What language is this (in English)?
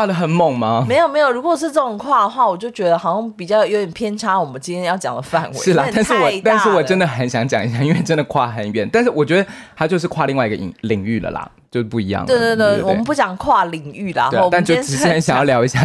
Chinese